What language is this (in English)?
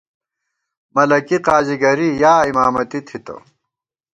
Gawar-Bati